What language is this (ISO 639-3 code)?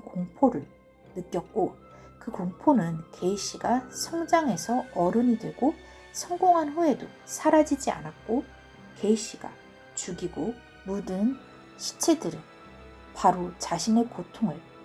kor